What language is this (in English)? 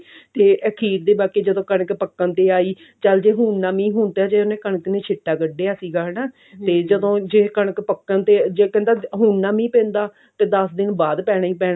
Punjabi